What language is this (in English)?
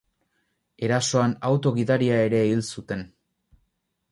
Basque